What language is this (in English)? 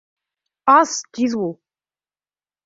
Bashkir